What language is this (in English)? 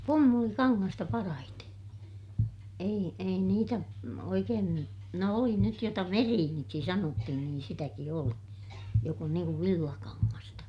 Finnish